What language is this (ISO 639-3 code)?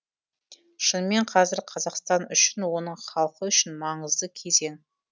kaz